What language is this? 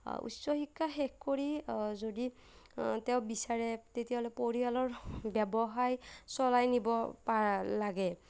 Assamese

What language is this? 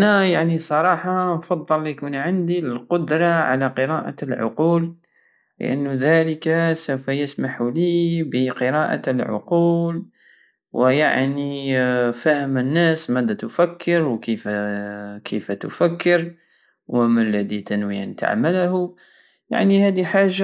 Algerian Saharan Arabic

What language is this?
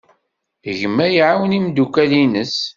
Kabyle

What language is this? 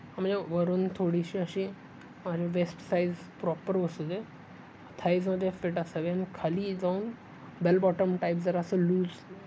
Marathi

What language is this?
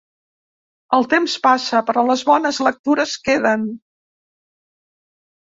Catalan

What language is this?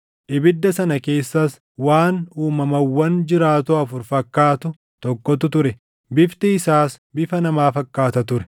Oromo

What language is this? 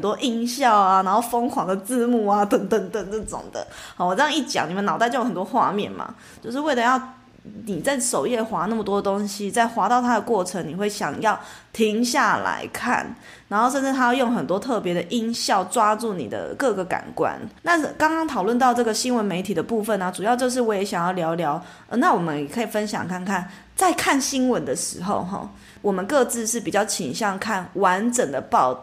Chinese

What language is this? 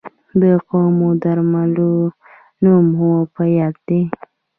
Pashto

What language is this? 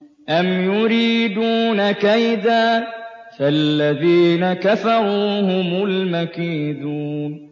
Arabic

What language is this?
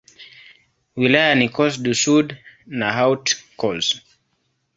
Swahili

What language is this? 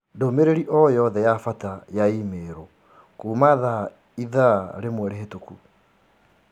Kikuyu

